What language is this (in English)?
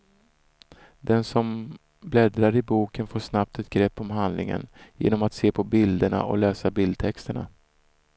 Swedish